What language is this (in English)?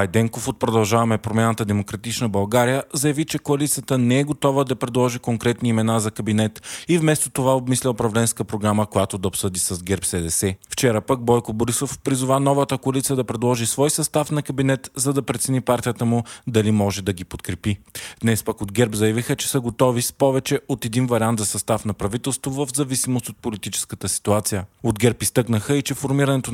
Bulgarian